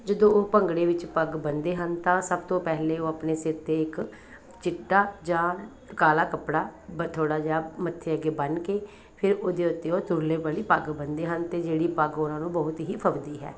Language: Punjabi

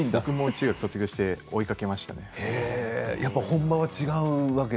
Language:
Japanese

